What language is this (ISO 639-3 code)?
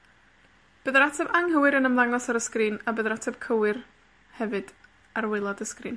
cym